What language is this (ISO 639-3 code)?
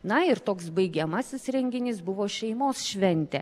lit